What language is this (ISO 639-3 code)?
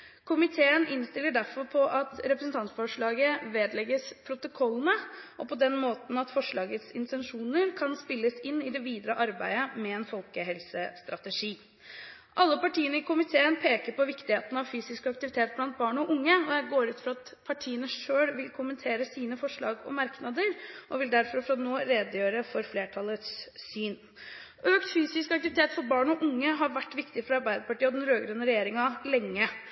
nob